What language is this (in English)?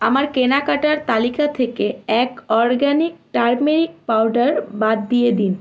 Bangla